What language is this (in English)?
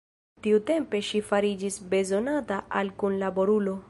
Esperanto